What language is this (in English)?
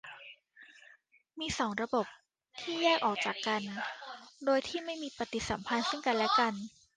Thai